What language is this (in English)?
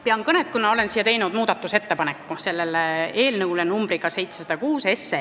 Estonian